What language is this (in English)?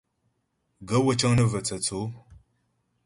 Ghomala